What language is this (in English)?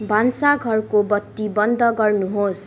Nepali